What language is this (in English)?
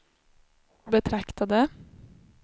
Swedish